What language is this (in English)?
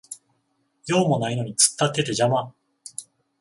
Japanese